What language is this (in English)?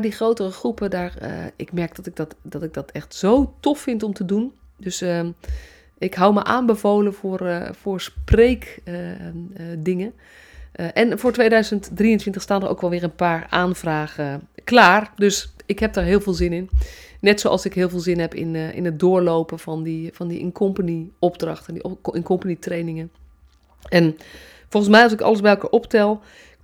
Dutch